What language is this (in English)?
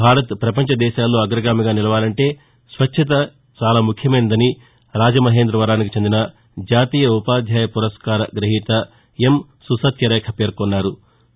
Telugu